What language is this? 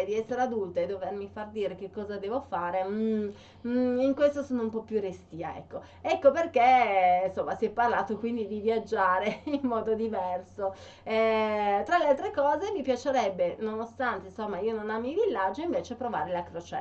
Italian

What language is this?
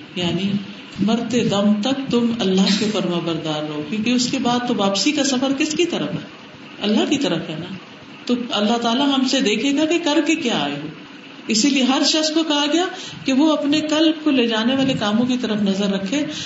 Urdu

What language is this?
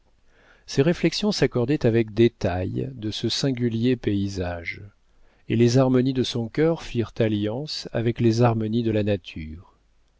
French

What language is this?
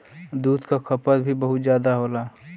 Bhojpuri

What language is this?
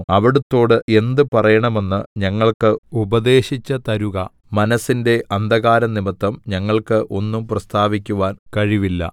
Malayalam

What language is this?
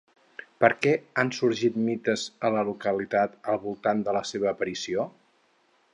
Catalan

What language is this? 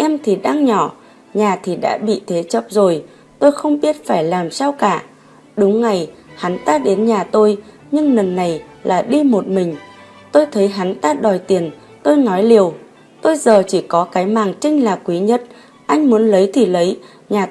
Vietnamese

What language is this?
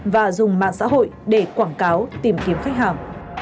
Vietnamese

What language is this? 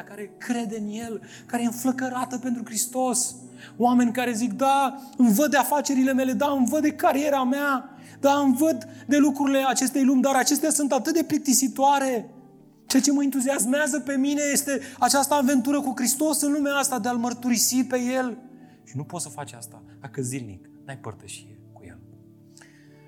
Romanian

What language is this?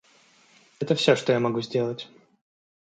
Russian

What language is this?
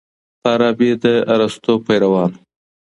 Pashto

